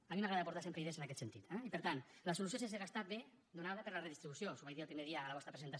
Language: Catalan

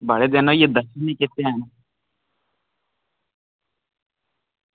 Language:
Dogri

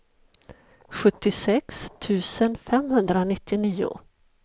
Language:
Swedish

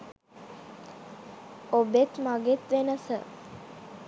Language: Sinhala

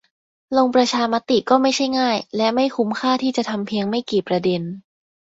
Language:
Thai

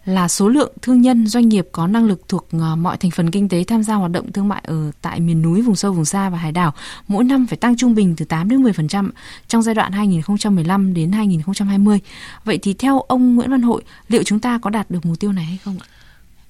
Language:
Vietnamese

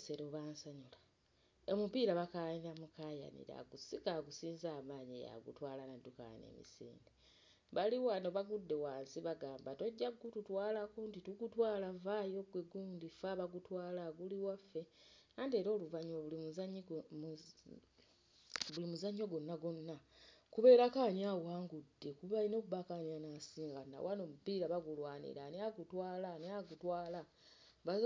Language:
Ganda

